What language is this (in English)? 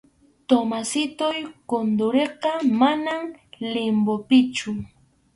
Arequipa-La Unión Quechua